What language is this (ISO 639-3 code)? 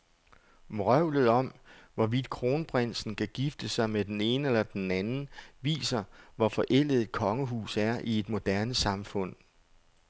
dan